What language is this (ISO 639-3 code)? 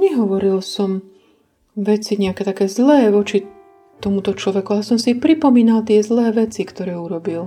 slk